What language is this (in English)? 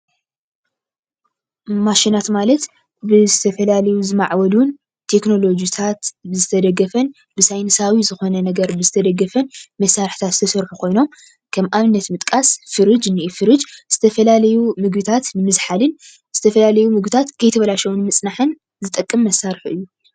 Tigrinya